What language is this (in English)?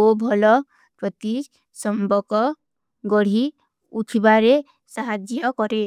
Kui (India)